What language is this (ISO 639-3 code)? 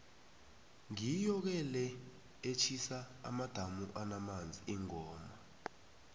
nbl